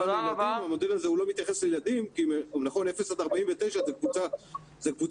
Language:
Hebrew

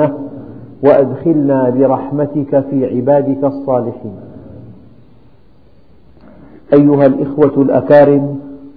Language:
Arabic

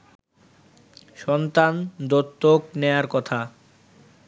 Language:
Bangla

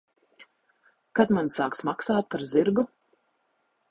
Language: Latvian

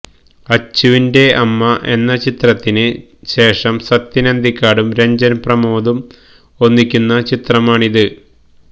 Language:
Malayalam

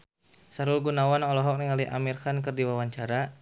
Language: Sundanese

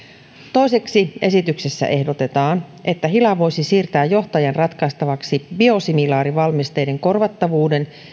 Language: Finnish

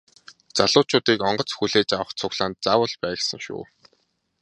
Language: Mongolian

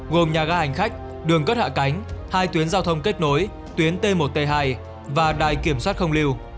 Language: Vietnamese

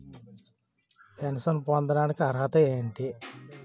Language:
Telugu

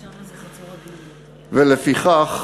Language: Hebrew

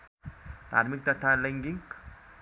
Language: Nepali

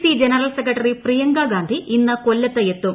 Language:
Malayalam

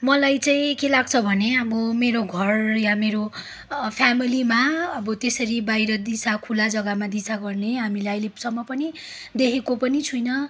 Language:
Nepali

